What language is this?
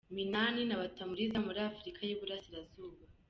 Kinyarwanda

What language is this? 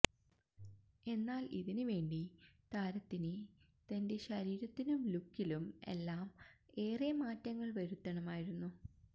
Malayalam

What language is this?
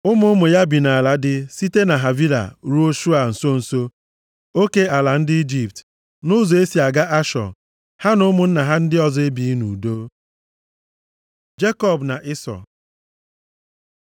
Igbo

